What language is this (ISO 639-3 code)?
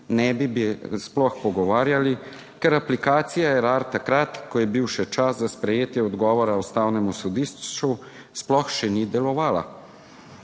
slv